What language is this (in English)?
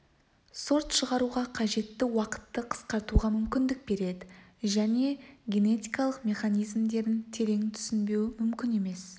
Kazakh